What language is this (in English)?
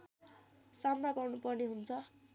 Nepali